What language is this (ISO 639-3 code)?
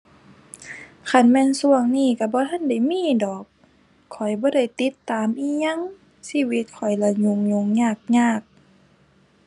tha